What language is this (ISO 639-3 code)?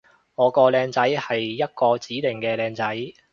yue